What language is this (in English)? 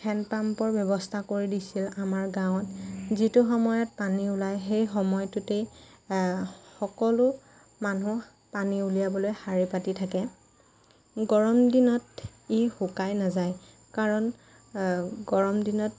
Assamese